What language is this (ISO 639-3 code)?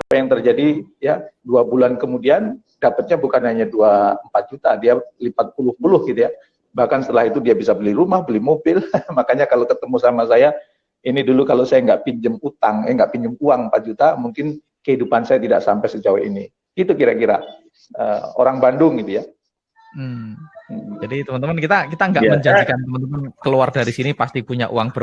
ind